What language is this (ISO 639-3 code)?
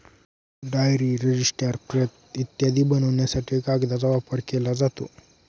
mar